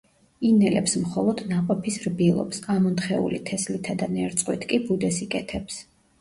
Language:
Georgian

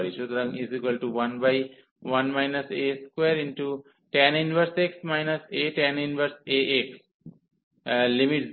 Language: Bangla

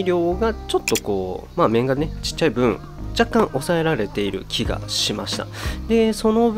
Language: Japanese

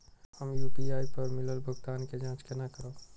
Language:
Maithili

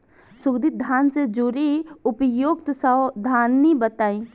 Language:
Bhojpuri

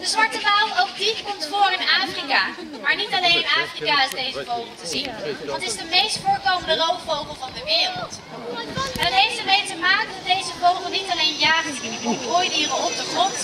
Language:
Dutch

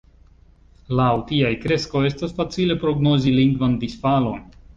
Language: Esperanto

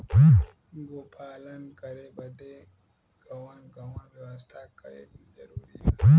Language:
Bhojpuri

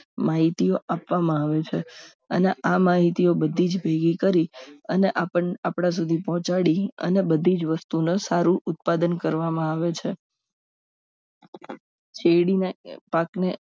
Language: Gujarati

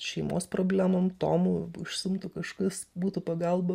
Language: Lithuanian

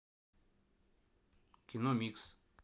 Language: Russian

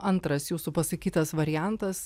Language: Lithuanian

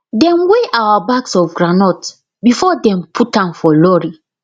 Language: Nigerian Pidgin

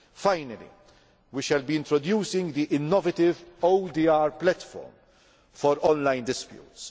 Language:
English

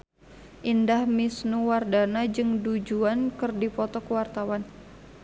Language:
Sundanese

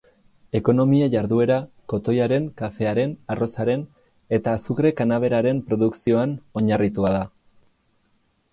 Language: Basque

